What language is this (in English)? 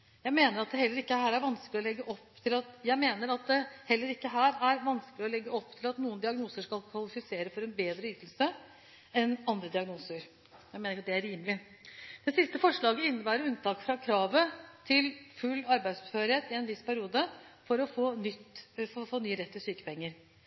Norwegian Bokmål